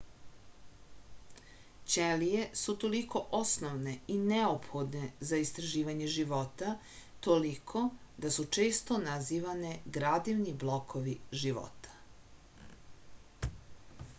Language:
Serbian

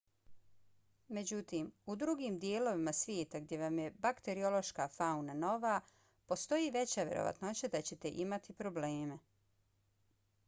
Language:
Bosnian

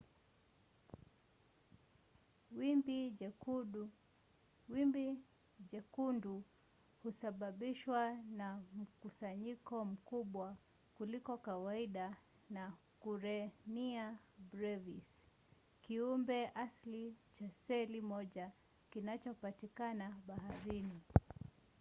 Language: Swahili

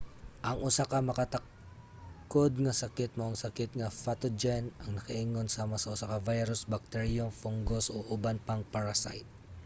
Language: Cebuano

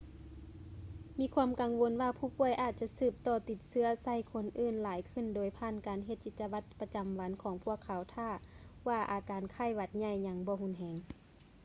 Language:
Lao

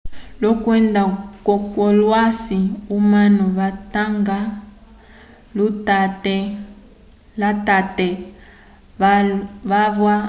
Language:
Umbundu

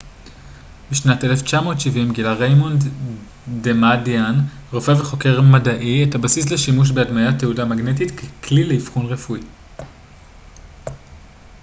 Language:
Hebrew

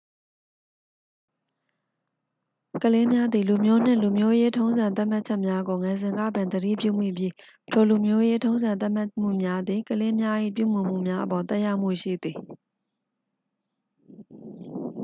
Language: Burmese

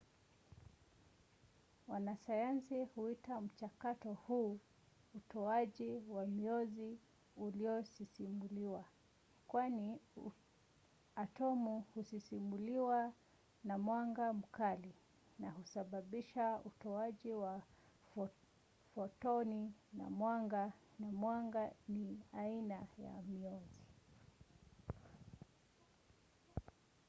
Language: Swahili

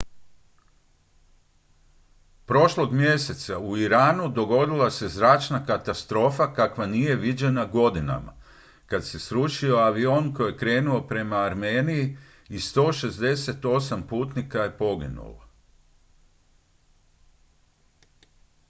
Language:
Croatian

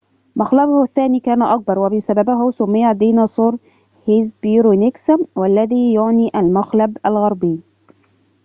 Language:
Arabic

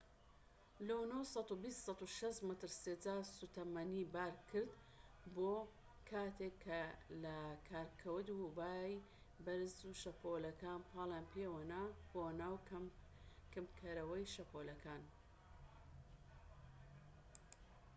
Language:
Central Kurdish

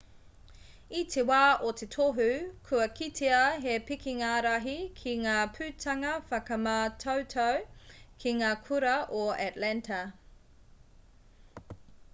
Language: Māori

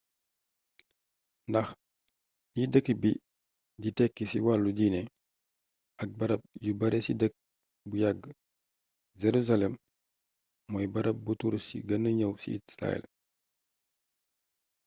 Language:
Wolof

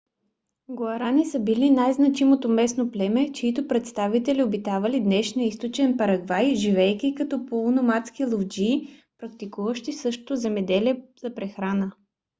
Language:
Bulgarian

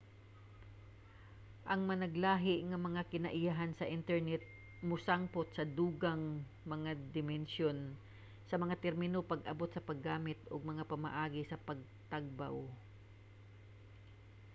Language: Cebuano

